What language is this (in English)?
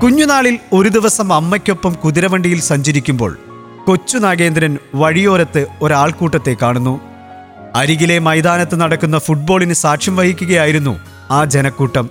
Malayalam